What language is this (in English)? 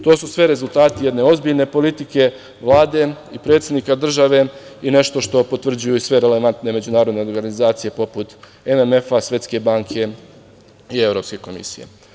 Serbian